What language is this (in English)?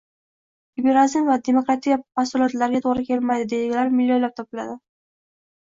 Uzbek